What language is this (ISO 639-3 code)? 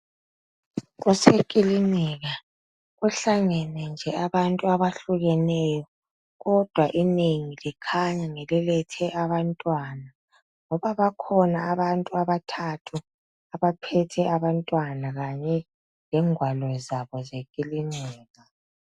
nde